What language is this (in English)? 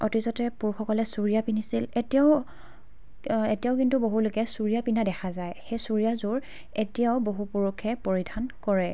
Assamese